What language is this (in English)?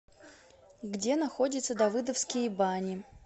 Russian